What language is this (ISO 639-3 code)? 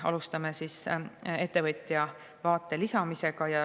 est